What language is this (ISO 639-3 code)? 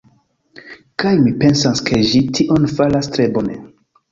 epo